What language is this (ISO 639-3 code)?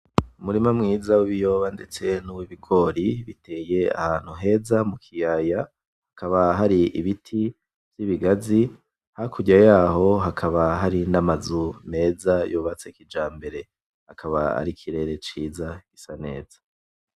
run